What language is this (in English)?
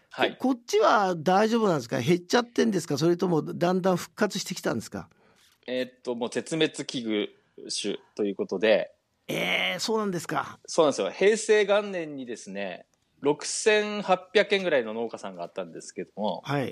Japanese